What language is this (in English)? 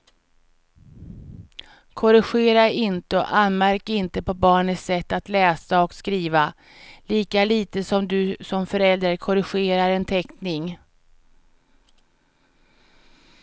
Swedish